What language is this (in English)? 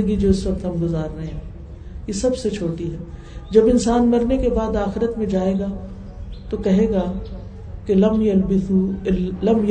Urdu